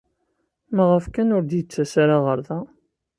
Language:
Kabyle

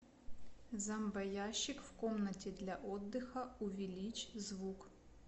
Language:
Russian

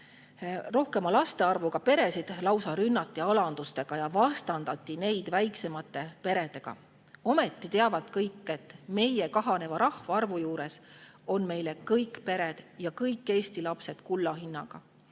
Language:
Estonian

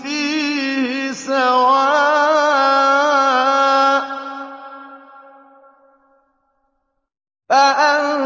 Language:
Arabic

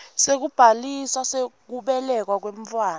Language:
Swati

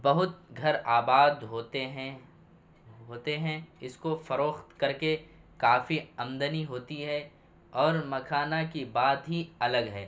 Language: Urdu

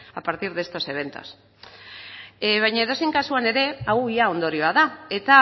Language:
Basque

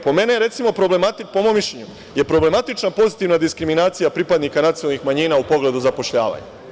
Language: Serbian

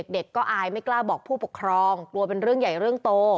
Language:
Thai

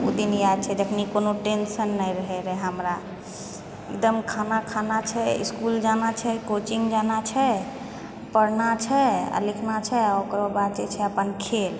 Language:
Maithili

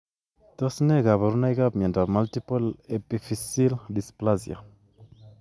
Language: Kalenjin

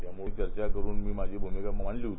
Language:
Marathi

